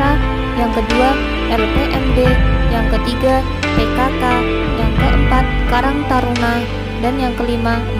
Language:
Indonesian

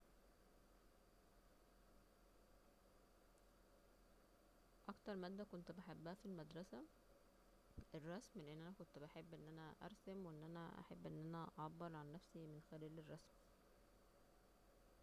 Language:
Egyptian Arabic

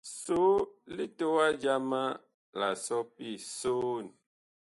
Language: Bakoko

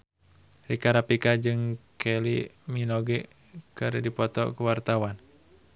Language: Sundanese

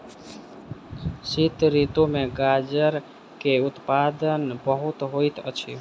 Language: Maithili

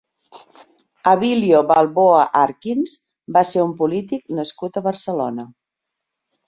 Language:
Catalan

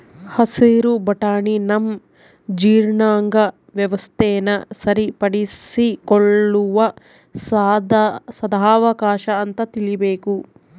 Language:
Kannada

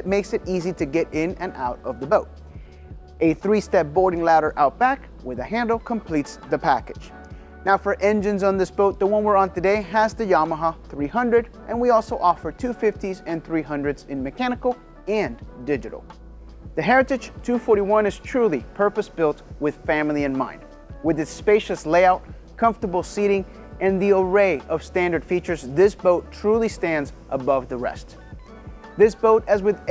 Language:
English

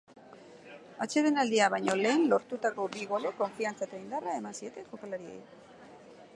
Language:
Basque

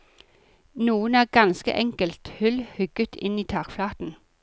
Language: Norwegian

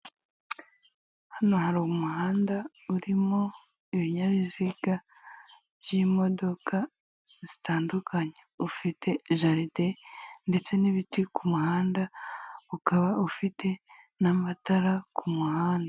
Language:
Kinyarwanda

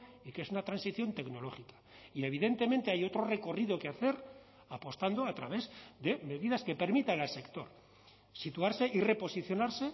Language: Spanish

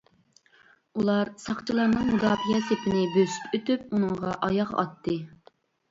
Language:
Uyghur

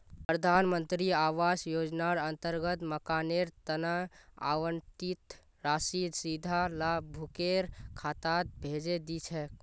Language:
Magahi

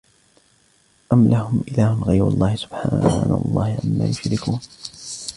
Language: Arabic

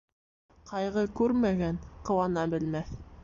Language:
Bashkir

